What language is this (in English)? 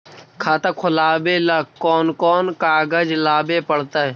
Magahi